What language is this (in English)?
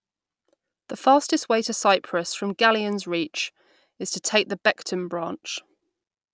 English